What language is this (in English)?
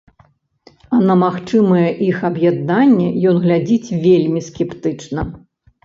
Belarusian